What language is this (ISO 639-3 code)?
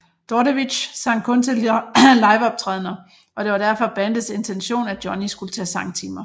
dan